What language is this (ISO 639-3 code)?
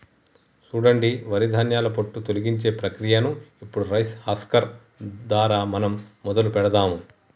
tel